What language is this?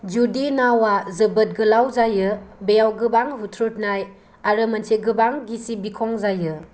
Bodo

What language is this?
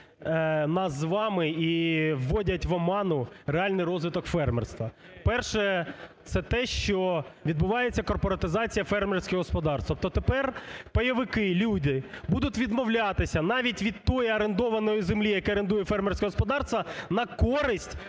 Ukrainian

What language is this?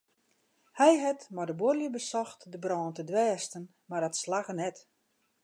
Western Frisian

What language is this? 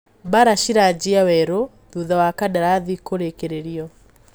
Kikuyu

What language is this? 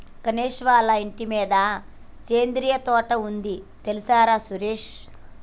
Telugu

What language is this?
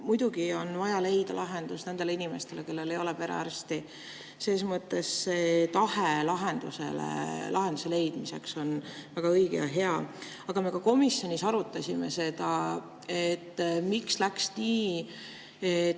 Estonian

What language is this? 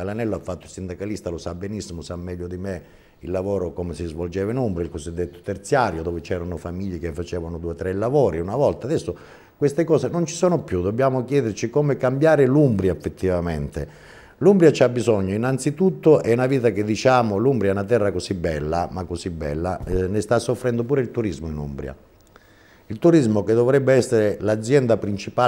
Italian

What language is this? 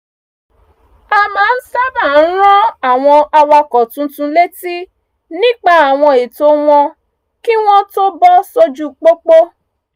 Yoruba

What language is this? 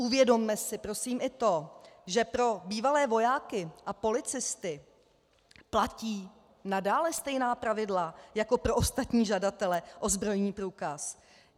Czech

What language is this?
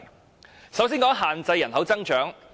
Cantonese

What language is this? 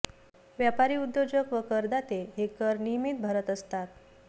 Marathi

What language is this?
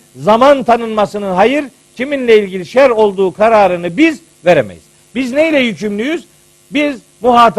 Turkish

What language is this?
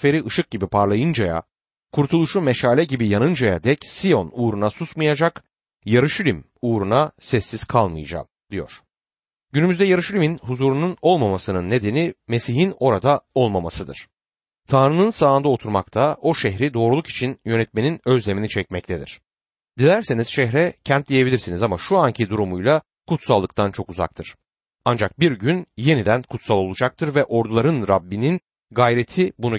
Turkish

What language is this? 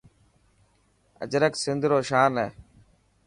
Dhatki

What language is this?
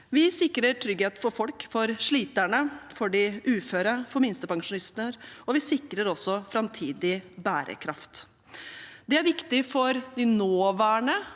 Norwegian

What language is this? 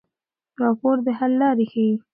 Pashto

